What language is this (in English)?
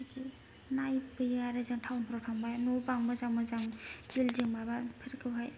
Bodo